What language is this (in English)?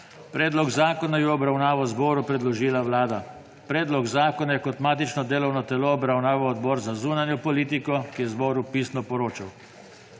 Slovenian